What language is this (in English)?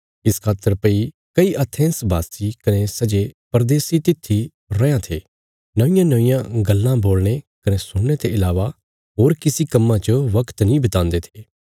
Bilaspuri